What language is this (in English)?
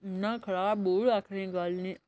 Dogri